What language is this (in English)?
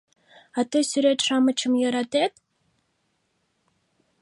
Mari